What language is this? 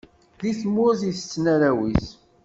Kabyle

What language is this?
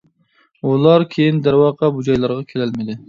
Uyghur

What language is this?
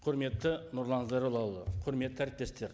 Kazakh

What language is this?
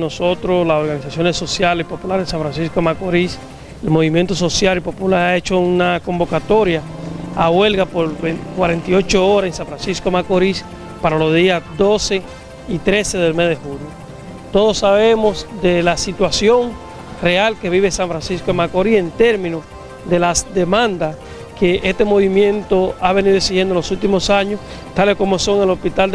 Spanish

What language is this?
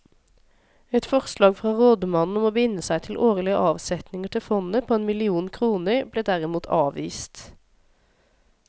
Norwegian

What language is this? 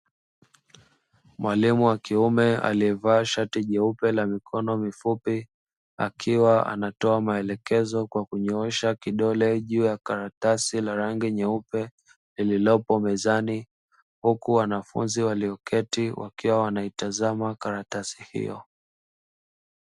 Swahili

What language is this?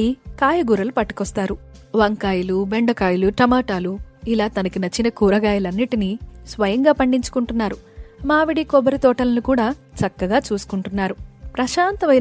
Telugu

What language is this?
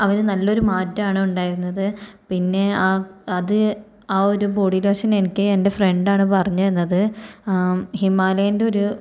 Malayalam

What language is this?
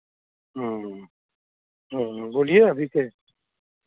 Hindi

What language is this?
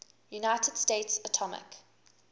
English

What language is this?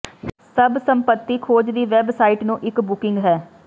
Punjabi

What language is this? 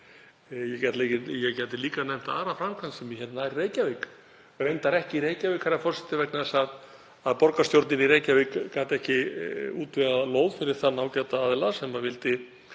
Icelandic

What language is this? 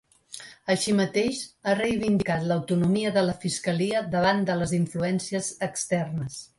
Catalan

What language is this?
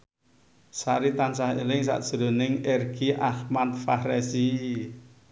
Javanese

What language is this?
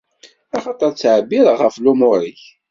Kabyle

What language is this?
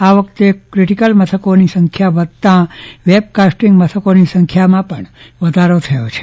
Gujarati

